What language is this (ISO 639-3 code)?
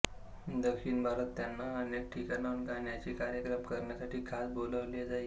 mar